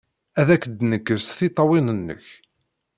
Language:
Kabyle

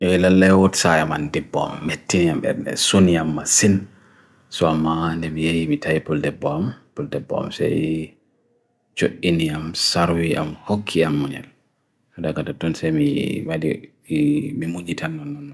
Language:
Bagirmi Fulfulde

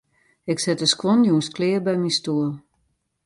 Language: Western Frisian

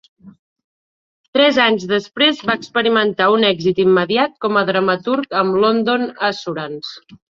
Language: Catalan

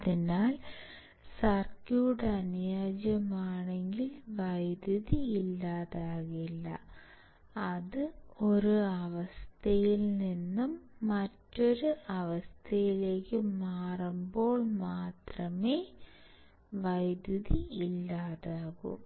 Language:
Malayalam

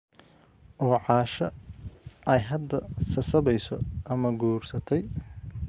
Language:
Somali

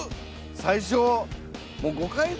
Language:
Japanese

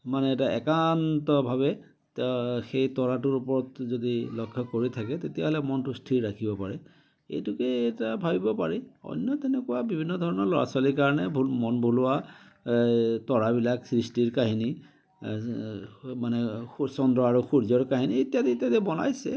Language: Assamese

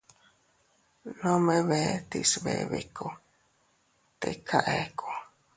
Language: Teutila Cuicatec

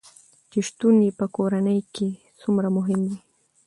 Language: Pashto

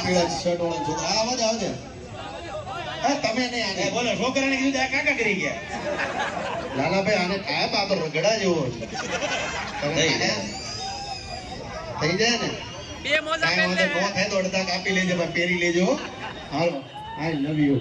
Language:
Gujarati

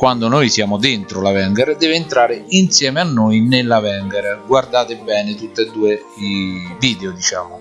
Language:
Italian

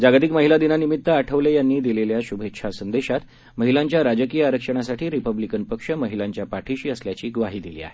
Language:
Marathi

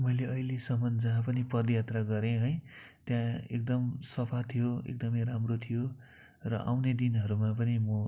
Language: Nepali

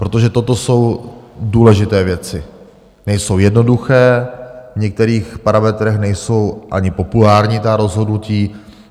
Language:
Czech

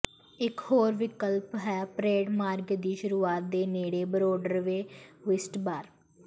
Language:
Punjabi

